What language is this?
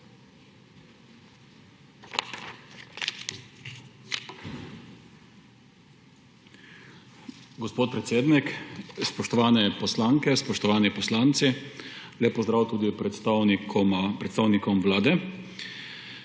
Slovenian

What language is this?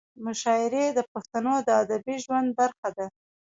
Pashto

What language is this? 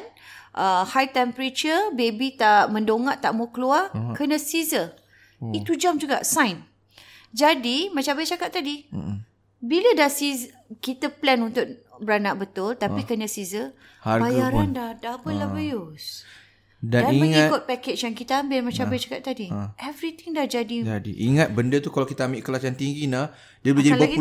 Malay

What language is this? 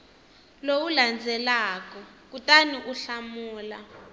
Tsonga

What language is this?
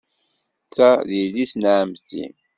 Kabyle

